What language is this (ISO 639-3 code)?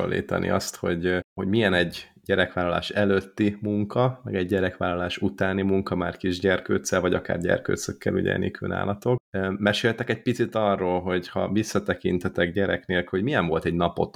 hun